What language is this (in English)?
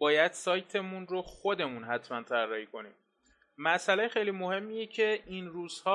Persian